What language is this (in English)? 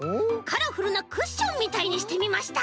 Japanese